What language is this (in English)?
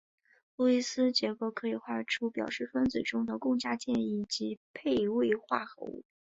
Chinese